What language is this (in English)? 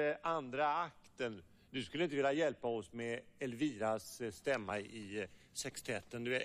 Swedish